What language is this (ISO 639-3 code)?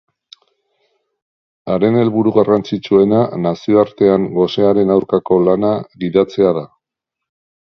eus